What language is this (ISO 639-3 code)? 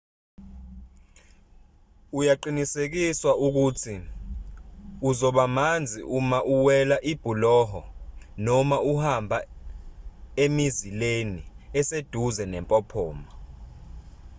zul